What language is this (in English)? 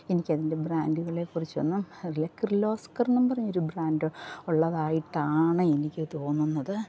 Malayalam